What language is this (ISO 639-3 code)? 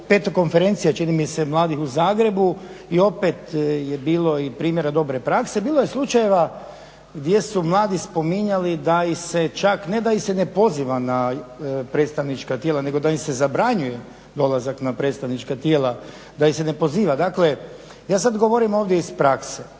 hrv